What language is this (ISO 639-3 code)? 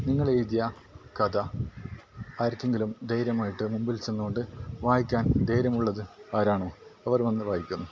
mal